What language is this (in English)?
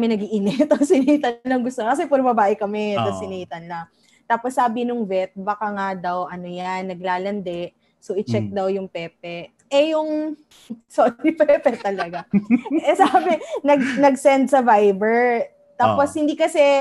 Filipino